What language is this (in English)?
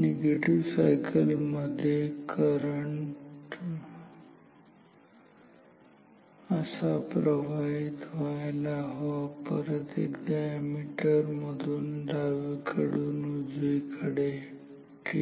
Marathi